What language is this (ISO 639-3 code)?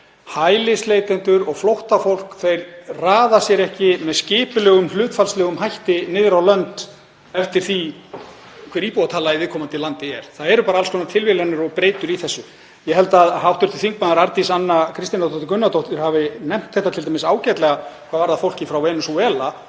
isl